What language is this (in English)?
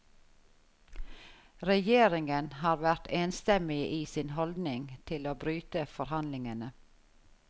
Norwegian